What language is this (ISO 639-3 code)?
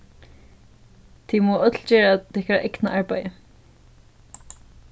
fao